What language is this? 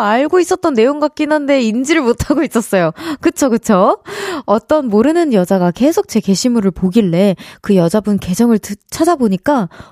Korean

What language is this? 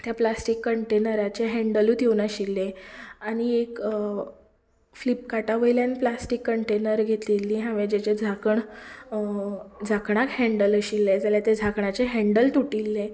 Konkani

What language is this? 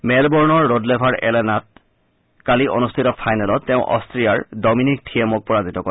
Assamese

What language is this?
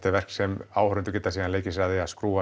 Icelandic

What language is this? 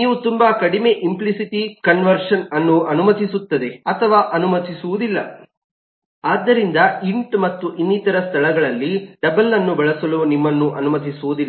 Kannada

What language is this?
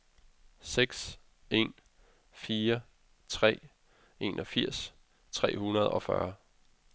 Danish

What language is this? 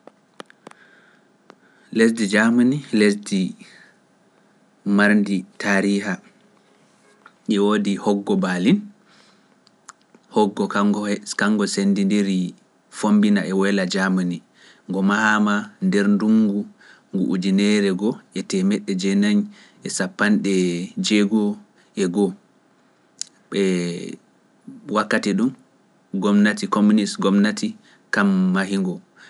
Pular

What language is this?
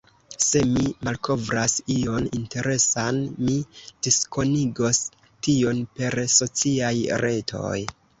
Esperanto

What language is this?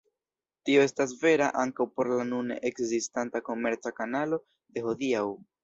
Esperanto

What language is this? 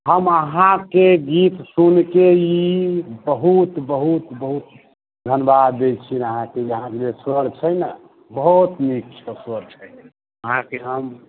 Maithili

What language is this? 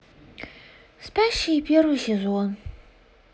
Russian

